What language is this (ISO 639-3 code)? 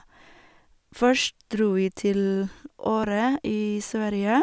nor